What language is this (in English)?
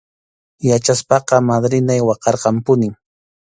Arequipa-La Unión Quechua